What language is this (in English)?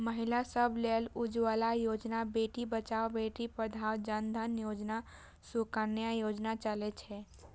Maithili